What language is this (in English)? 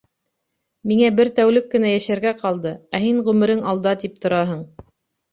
Bashkir